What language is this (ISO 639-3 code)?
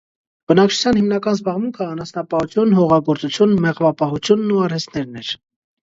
hye